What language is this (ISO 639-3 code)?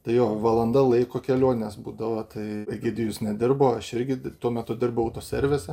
lit